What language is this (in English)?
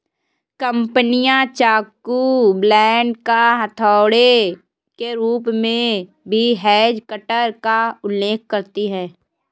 Hindi